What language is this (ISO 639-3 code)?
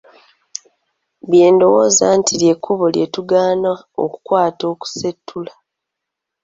lug